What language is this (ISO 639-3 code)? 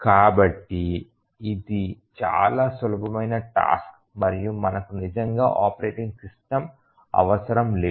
tel